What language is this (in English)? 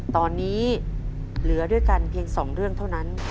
Thai